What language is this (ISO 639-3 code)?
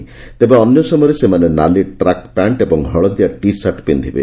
ori